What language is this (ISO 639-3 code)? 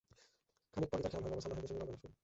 ben